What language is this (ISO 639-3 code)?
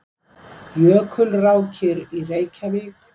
isl